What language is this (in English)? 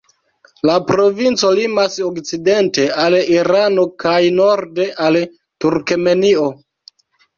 Esperanto